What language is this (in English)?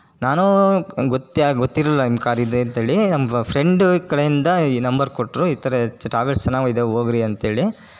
Kannada